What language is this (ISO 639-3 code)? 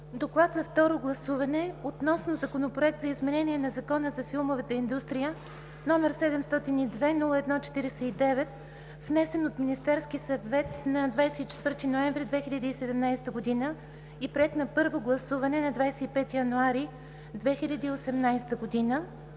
bul